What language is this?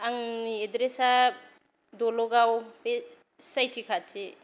Bodo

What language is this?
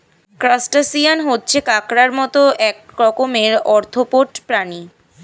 Bangla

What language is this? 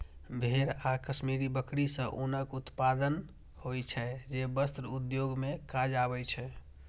Maithili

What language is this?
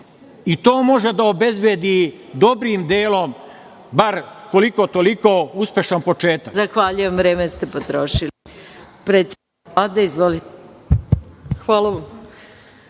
Serbian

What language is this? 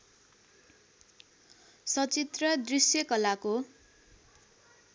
Nepali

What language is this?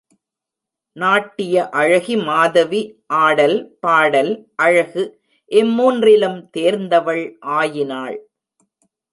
Tamil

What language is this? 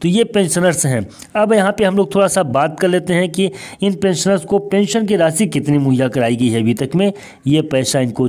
Hindi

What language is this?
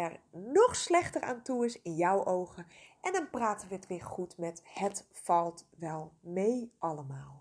Dutch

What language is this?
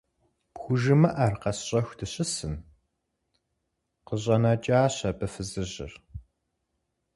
Kabardian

